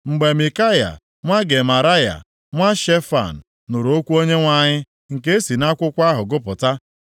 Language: Igbo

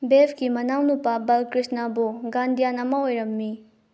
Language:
Manipuri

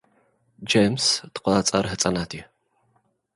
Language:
Tigrinya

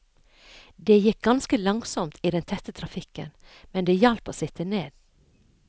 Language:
Norwegian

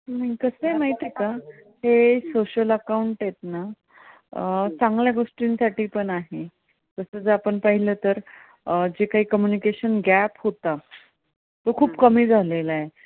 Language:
Marathi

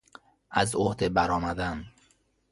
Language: Persian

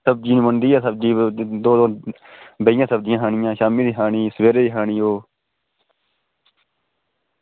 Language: Dogri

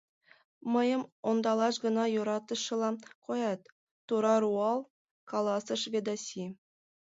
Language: Mari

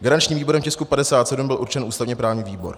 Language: Czech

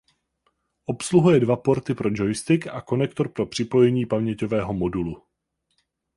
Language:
Czech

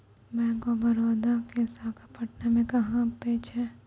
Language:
Maithili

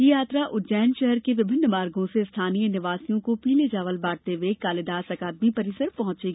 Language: Hindi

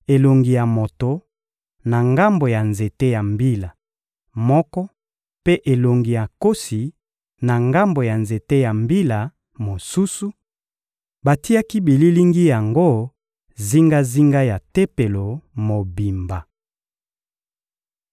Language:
Lingala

